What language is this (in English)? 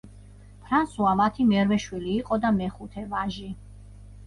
Georgian